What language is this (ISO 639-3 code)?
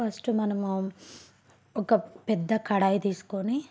tel